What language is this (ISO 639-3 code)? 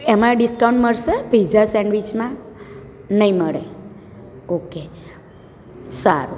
guj